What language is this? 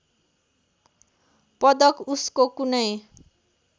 Nepali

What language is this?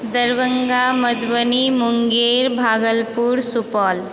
Maithili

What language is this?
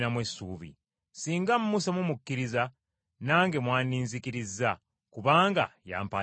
Ganda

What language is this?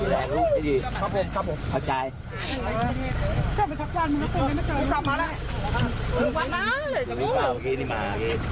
Thai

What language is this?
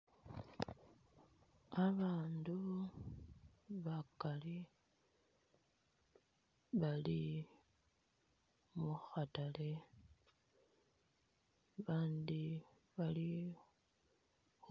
Masaaba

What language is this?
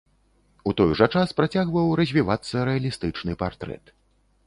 Belarusian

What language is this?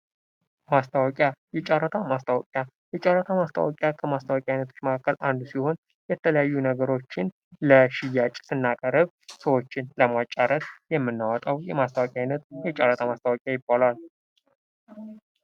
Amharic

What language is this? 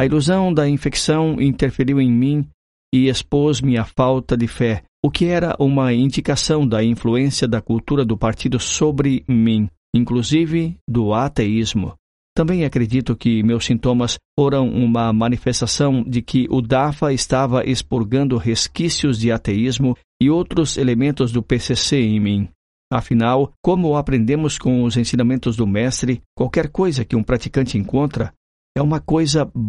Portuguese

